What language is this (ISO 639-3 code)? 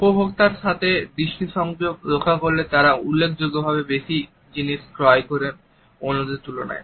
ben